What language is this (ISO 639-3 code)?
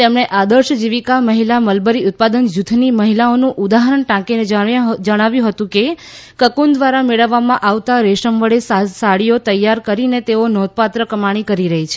guj